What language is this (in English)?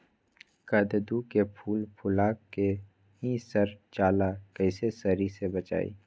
Magahi